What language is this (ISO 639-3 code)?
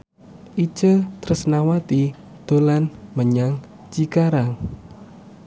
jav